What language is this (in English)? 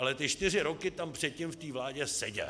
Czech